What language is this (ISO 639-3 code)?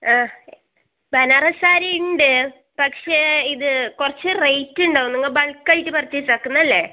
mal